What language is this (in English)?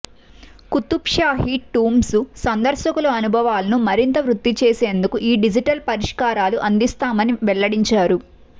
Telugu